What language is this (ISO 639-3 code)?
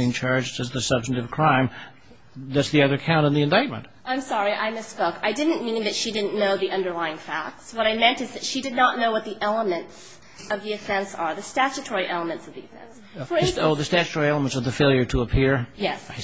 eng